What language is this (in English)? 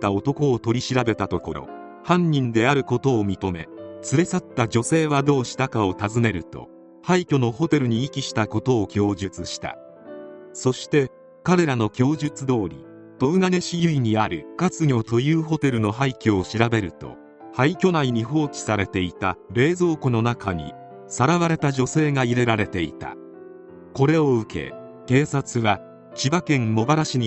Japanese